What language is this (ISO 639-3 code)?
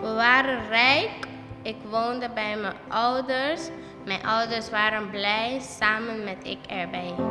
nld